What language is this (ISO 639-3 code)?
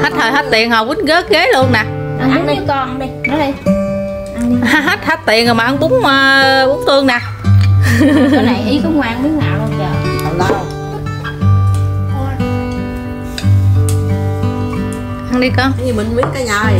vie